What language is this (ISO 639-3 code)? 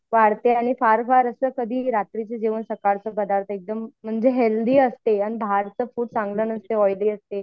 mar